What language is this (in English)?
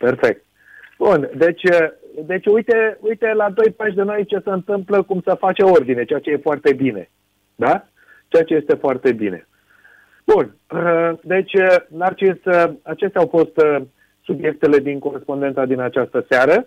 Romanian